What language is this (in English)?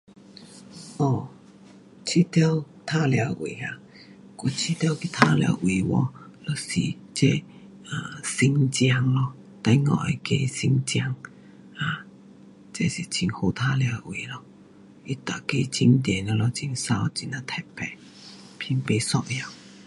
Pu-Xian Chinese